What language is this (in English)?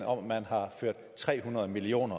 Danish